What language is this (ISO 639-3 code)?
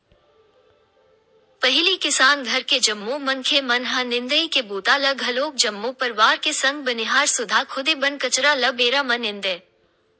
hne